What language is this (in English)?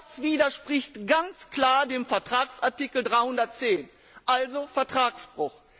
German